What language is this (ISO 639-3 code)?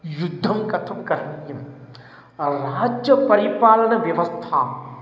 san